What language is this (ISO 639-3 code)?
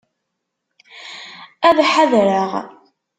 kab